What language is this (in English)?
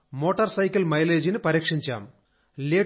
Telugu